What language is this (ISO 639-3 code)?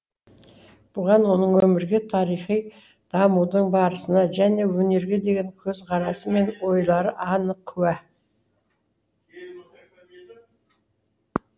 kaz